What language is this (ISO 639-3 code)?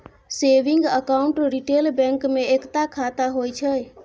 mai